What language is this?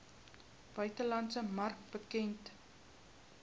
Afrikaans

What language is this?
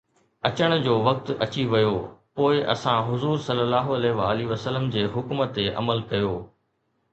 Sindhi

